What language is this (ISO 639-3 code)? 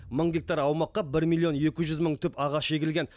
kaz